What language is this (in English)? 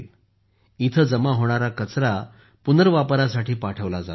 Marathi